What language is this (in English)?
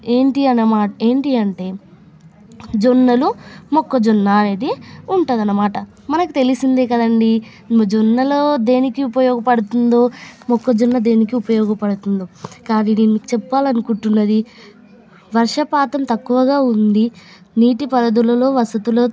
Telugu